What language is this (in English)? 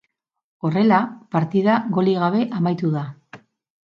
Basque